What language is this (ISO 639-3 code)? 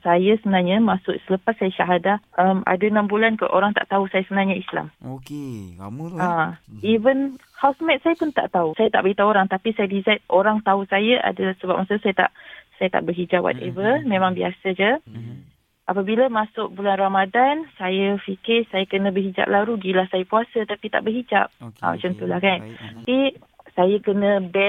msa